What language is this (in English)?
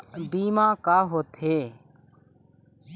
Chhattisgarhi